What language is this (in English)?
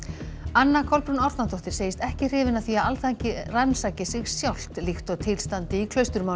Icelandic